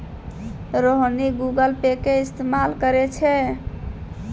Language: Maithili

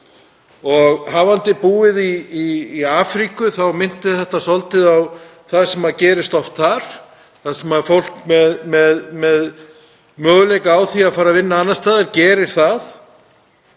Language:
Icelandic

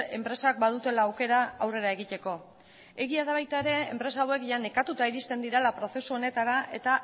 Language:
Basque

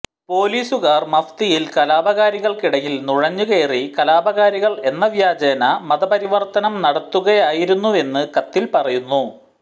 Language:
Malayalam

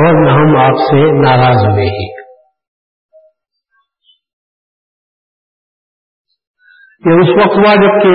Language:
Urdu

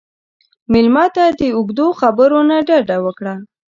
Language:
Pashto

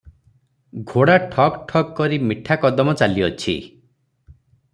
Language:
Odia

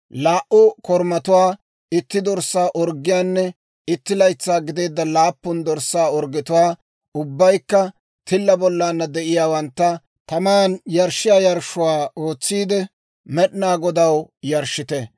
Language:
Dawro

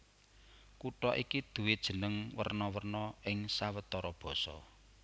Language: Javanese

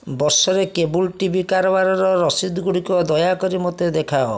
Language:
Odia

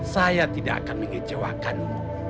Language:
Indonesian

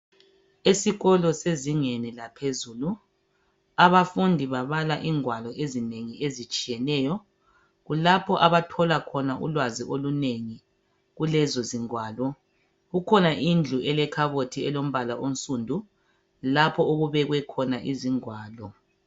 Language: North Ndebele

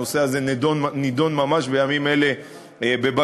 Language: Hebrew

